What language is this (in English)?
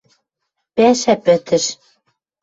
Western Mari